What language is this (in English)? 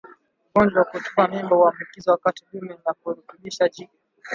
Swahili